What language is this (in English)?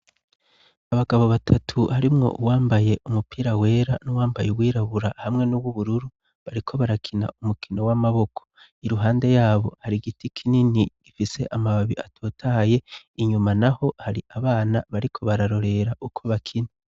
Rundi